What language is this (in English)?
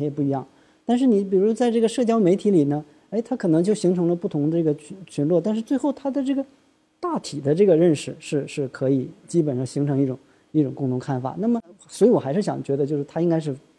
Chinese